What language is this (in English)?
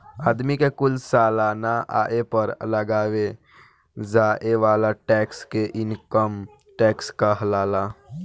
Bhojpuri